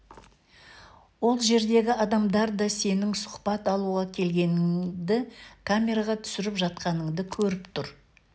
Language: Kazakh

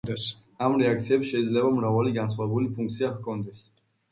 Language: Georgian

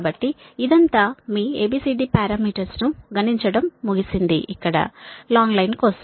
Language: Telugu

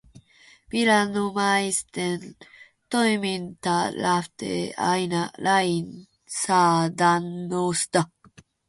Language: Finnish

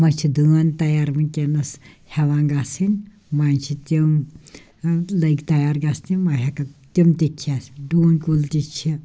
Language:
Kashmiri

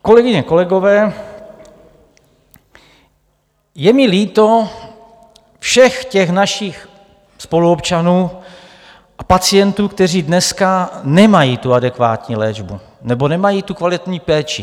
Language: Czech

